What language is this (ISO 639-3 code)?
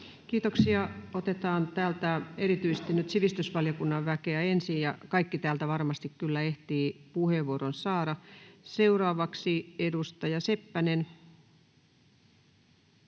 fin